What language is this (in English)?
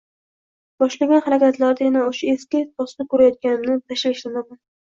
Uzbek